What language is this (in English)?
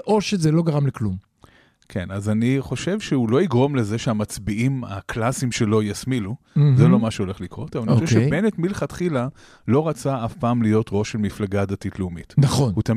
Hebrew